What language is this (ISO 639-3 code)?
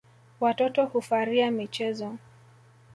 swa